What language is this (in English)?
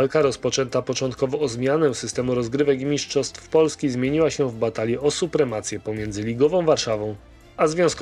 Polish